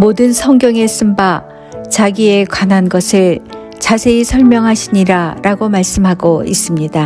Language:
Korean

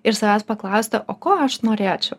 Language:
Lithuanian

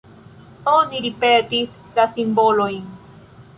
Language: Esperanto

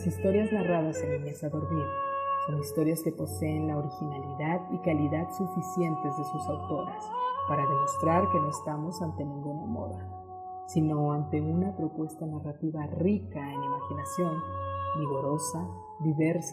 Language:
Spanish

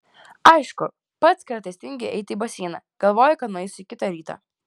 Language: Lithuanian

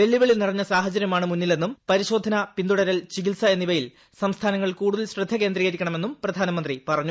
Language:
Malayalam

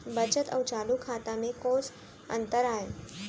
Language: Chhattisgarhi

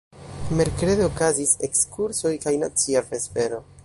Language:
Esperanto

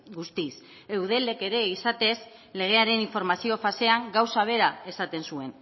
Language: Basque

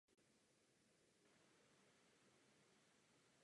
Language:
Czech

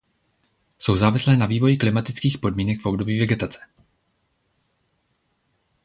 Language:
Czech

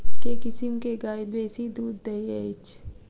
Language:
Maithili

